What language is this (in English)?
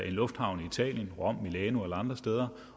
Danish